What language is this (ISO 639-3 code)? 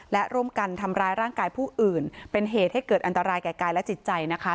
tha